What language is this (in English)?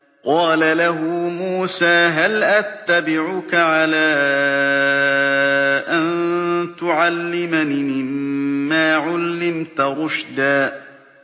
Arabic